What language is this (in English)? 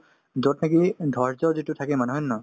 Assamese